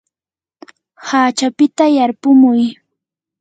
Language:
Yanahuanca Pasco Quechua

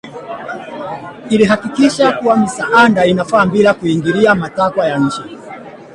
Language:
Swahili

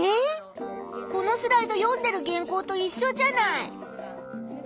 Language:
Japanese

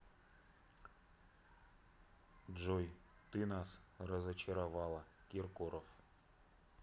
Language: Russian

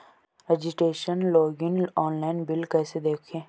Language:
Hindi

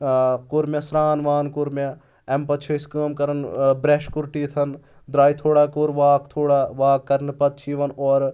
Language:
Kashmiri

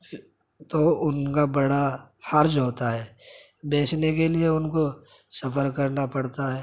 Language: Urdu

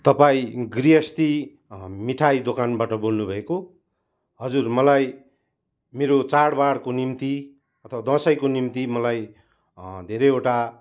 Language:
Nepali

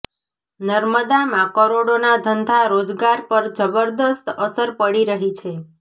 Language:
Gujarati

